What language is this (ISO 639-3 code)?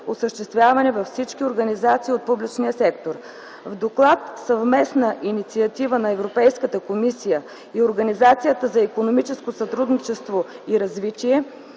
bul